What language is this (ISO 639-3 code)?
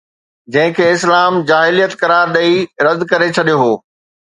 snd